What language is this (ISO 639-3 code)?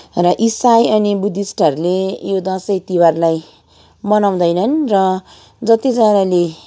nep